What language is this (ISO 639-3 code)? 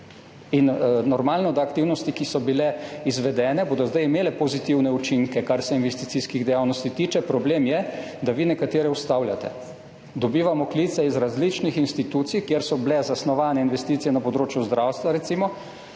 slv